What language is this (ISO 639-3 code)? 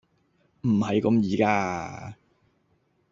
yue